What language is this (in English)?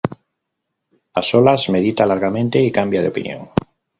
Spanish